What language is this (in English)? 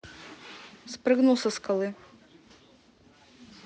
Russian